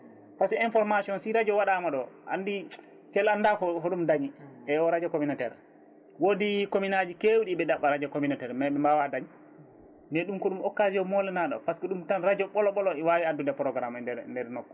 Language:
Fula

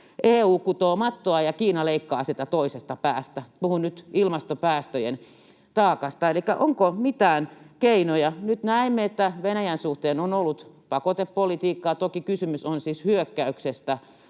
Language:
Finnish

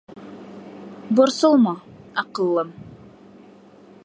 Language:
Bashkir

